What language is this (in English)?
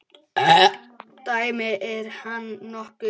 Icelandic